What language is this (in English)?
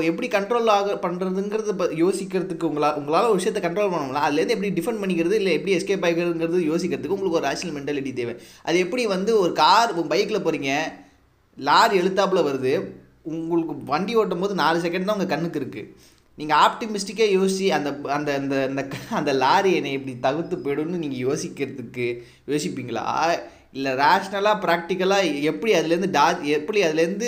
Tamil